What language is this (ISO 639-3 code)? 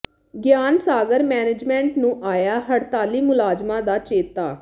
pan